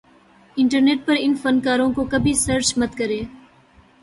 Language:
Urdu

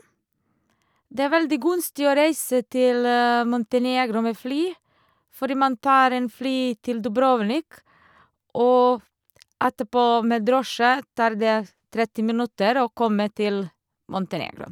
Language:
Norwegian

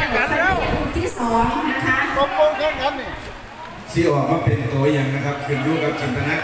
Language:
Thai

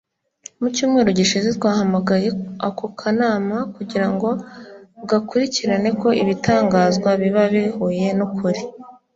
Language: Kinyarwanda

